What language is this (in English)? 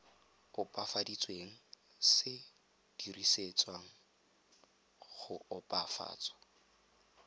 Tswana